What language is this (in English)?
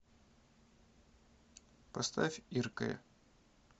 Russian